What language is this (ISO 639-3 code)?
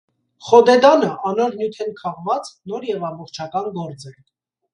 hye